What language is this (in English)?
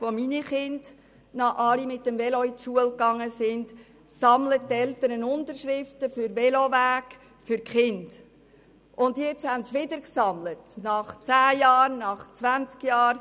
Swiss German